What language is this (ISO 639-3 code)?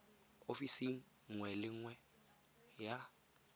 tsn